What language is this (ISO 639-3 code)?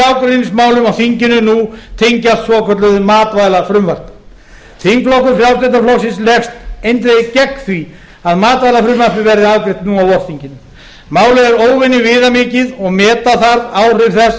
isl